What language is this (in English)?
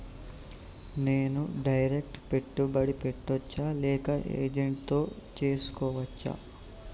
Telugu